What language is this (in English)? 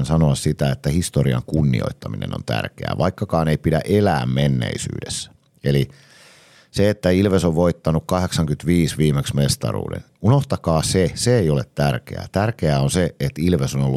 Finnish